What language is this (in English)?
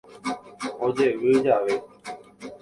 Guarani